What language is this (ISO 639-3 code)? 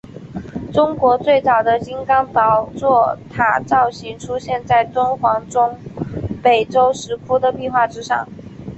zho